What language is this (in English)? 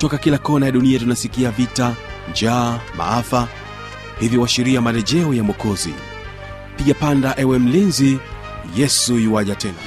Swahili